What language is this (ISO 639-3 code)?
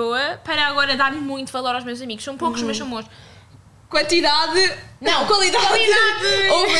por